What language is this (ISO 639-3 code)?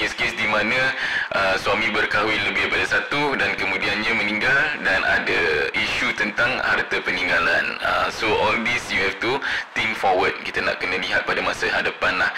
msa